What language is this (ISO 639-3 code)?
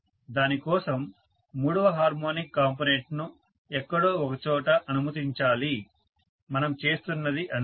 tel